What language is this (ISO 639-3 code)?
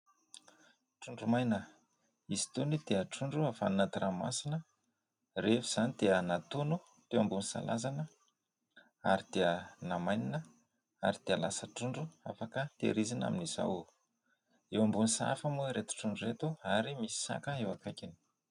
mlg